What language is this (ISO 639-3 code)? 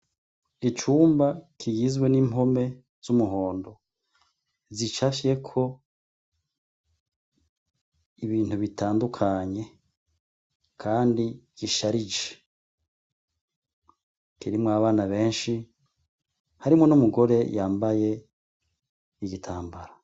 run